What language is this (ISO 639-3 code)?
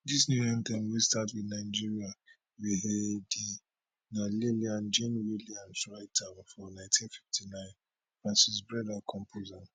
pcm